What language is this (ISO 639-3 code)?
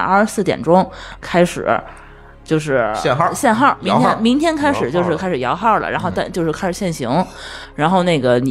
zho